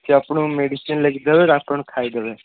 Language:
Odia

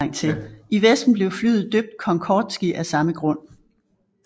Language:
Danish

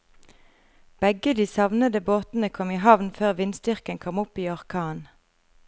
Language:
Norwegian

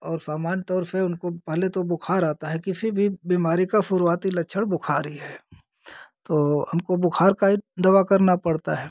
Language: Hindi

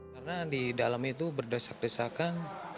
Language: Indonesian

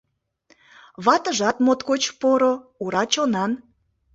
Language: Mari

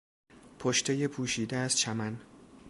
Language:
Persian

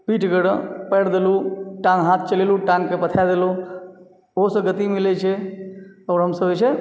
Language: Maithili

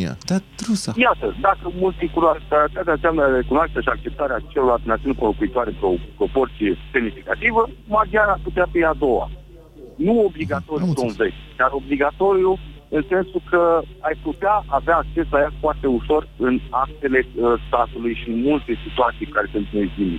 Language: Romanian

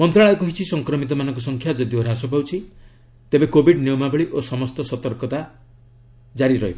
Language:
Odia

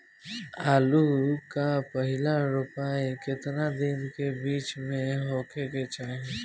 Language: Bhojpuri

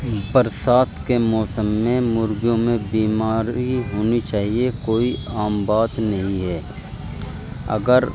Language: Urdu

